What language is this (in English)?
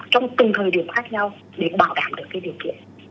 Vietnamese